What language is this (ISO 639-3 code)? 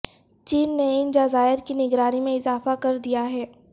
urd